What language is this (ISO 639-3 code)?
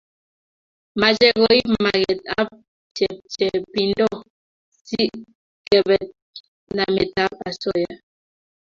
kln